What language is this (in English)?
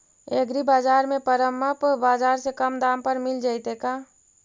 Magahi